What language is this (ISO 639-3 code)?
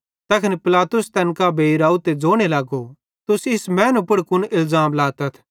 bhd